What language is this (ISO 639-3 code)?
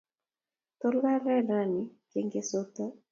kln